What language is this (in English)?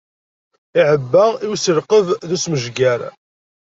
Kabyle